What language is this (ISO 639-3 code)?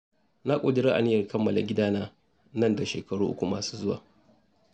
hau